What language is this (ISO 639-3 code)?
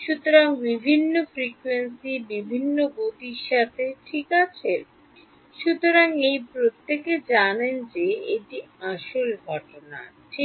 ben